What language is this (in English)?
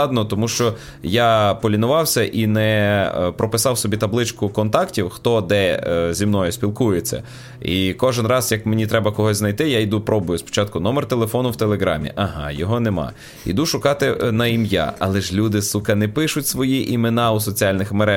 Ukrainian